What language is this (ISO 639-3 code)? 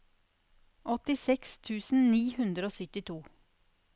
nor